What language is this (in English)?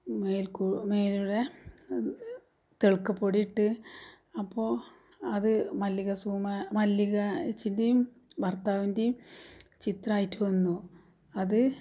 Malayalam